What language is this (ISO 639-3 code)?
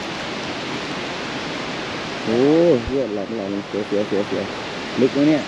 tha